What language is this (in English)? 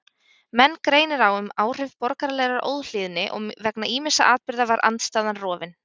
Icelandic